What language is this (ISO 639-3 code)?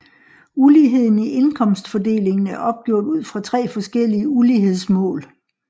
dan